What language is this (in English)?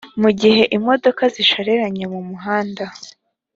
Kinyarwanda